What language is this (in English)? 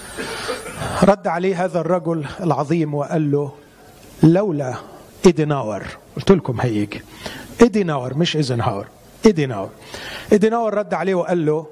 Arabic